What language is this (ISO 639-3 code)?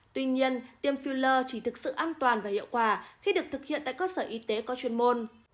vie